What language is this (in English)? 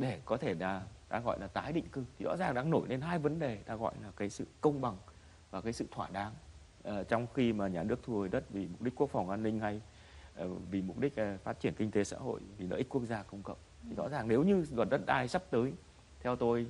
Vietnamese